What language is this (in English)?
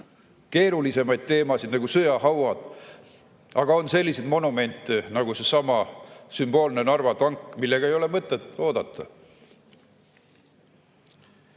Estonian